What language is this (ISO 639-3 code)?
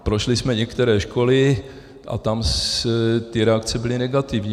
ces